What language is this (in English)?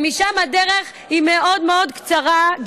Hebrew